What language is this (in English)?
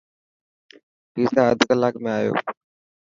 Dhatki